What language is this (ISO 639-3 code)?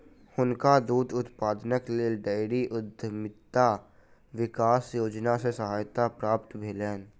mai